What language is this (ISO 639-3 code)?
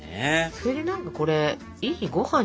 jpn